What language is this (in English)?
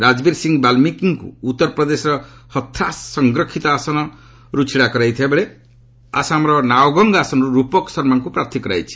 Odia